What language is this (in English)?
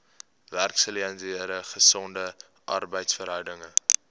Afrikaans